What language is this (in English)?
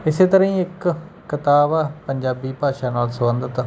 Punjabi